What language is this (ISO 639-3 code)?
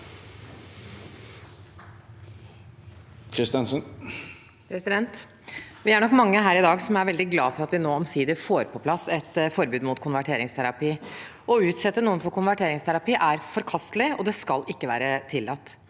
nor